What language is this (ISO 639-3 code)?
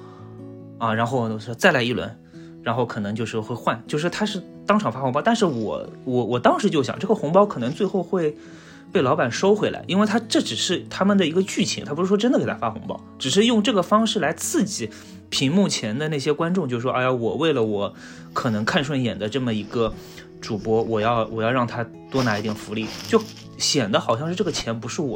zho